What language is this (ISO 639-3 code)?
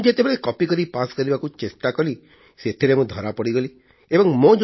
ori